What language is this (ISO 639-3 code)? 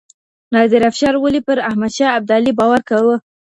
pus